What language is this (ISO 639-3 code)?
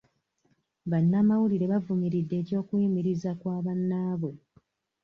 lug